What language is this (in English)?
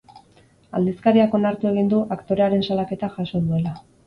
Basque